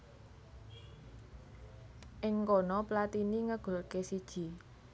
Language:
Javanese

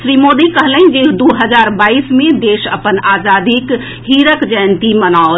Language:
Maithili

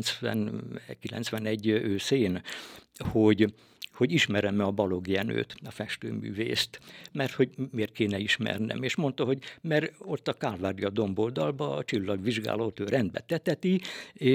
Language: Hungarian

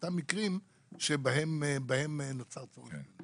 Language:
Hebrew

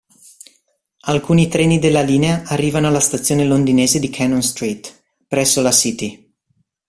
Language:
Italian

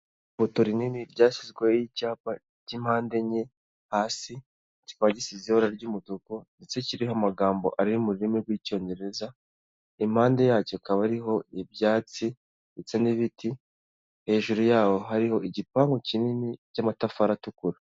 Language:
Kinyarwanda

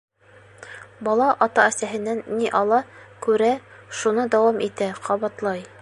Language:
Bashkir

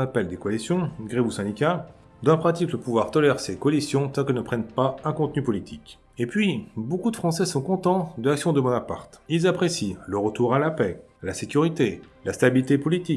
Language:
French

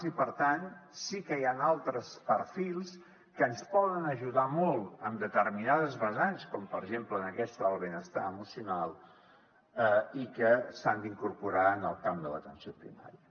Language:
Catalan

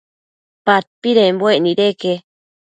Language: Matsés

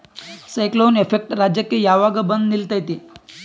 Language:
Kannada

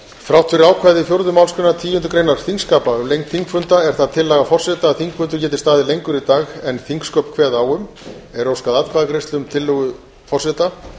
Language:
Icelandic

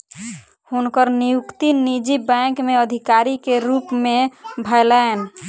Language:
Maithili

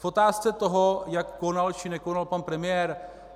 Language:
Czech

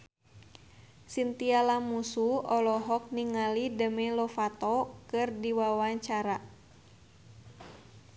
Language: Sundanese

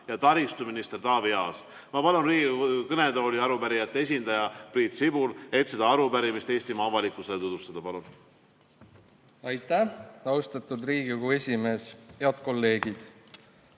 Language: Estonian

